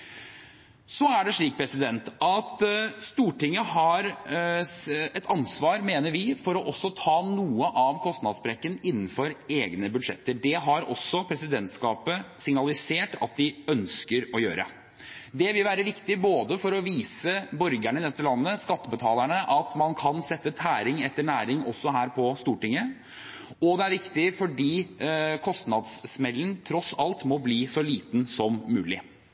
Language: Norwegian Bokmål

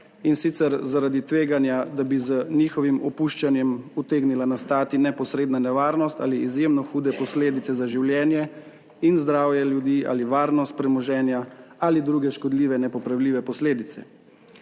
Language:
Slovenian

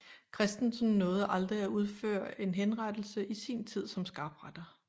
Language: Danish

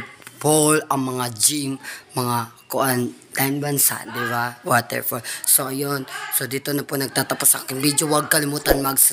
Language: Romanian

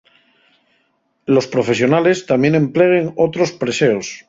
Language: Asturian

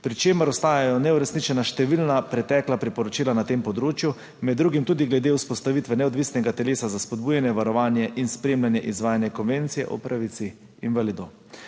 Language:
Slovenian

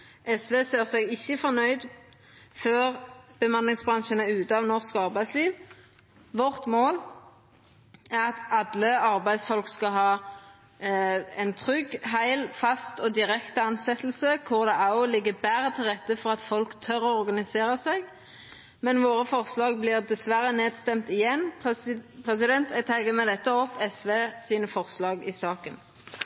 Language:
Norwegian Nynorsk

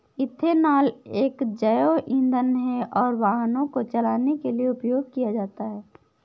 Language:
Hindi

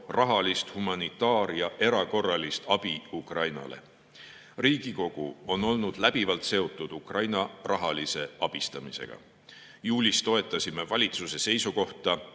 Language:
Estonian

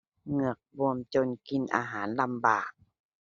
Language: Thai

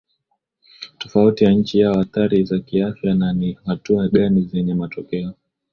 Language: Swahili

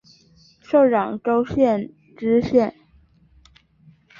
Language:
Chinese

